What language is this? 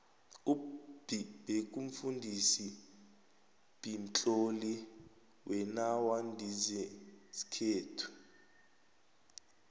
South Ndebele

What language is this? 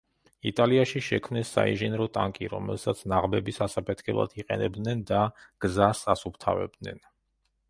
Georgian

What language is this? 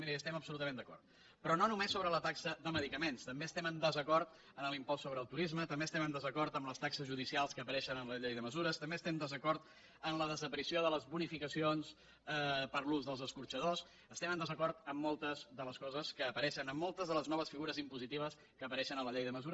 Catalan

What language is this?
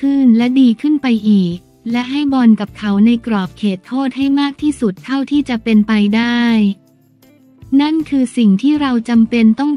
Thai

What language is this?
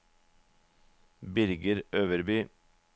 Norwegian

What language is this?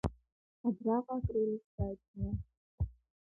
Abkhazian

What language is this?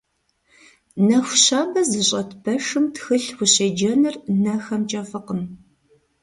Kabardian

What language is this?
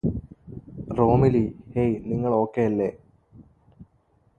Malayalam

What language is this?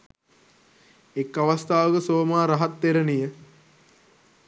Sinhala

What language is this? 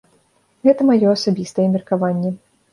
Belarusian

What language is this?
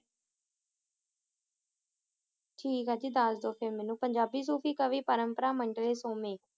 Punjabi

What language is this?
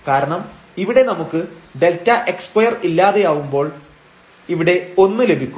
Malayalam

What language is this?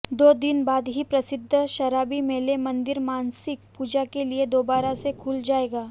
Hindi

